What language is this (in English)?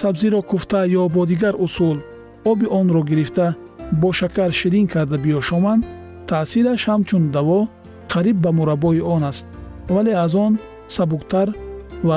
Persian